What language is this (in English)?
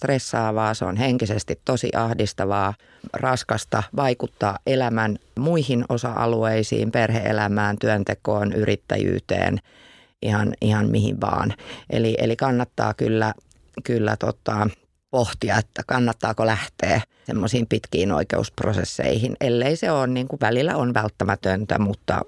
Finnish